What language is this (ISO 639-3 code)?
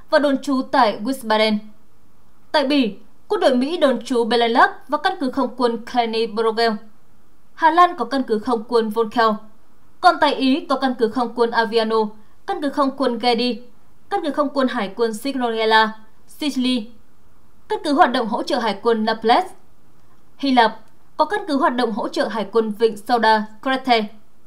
vie